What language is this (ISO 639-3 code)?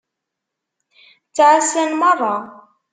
kab